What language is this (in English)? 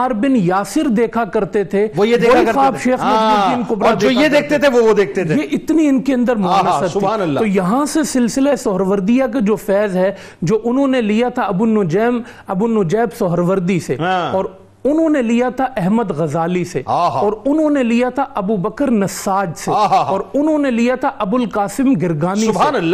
Urdu